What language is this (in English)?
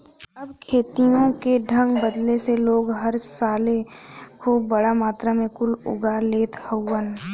Bhojpuri